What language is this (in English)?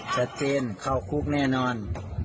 Thai